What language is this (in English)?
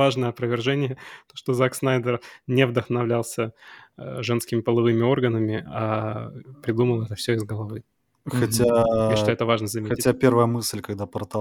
Russian